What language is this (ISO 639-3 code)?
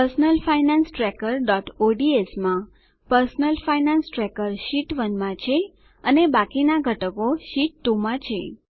guj